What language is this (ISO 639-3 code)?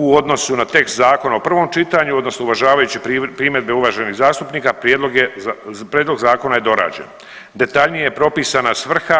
hrv